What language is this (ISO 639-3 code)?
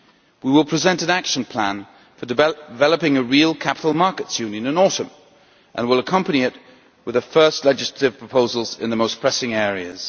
eng